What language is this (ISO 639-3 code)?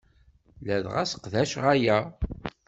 kab